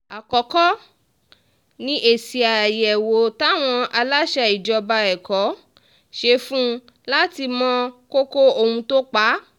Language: Yoruba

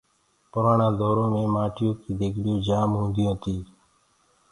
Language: Gurgula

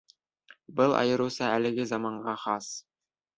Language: Bashkir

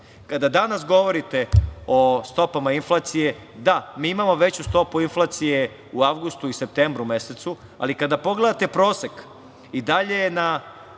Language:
Serbian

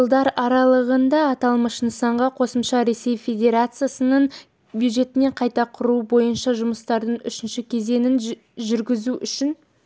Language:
Kazakh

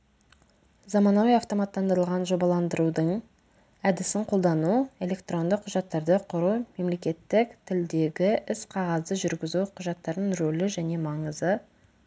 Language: Kazakh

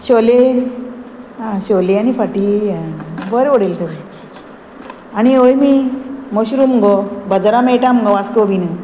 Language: Konkani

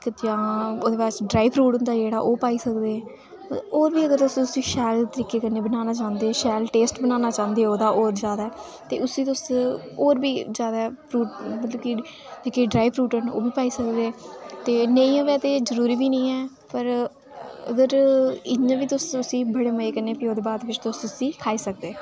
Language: Dogri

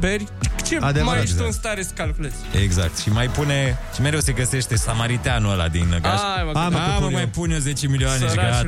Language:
Romanian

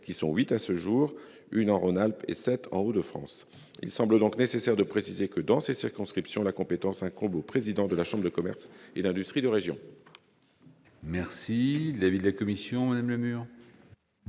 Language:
French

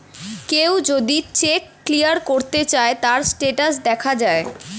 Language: Bangla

